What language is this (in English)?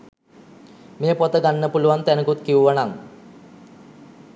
Sinhala